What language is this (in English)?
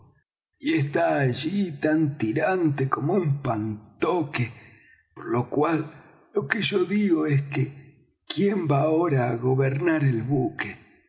Spanish